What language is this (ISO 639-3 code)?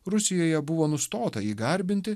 lit